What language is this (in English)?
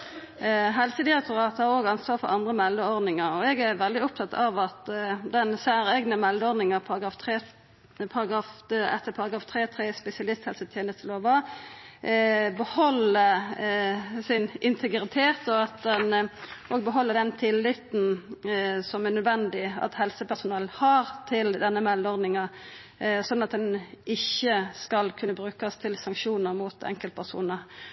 Norwegian Nynorsk